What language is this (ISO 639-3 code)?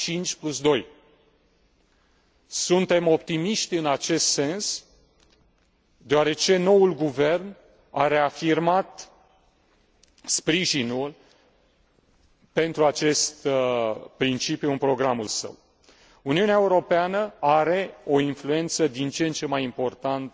ron